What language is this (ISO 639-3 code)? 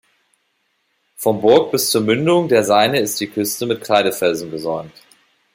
deu